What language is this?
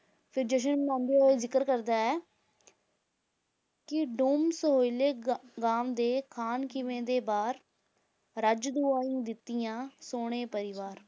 Punjabi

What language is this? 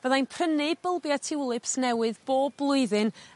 Welsh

